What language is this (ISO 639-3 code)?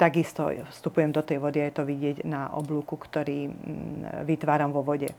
slk